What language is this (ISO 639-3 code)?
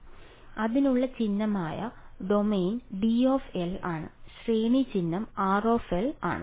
mal